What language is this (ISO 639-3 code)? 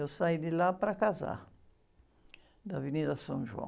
por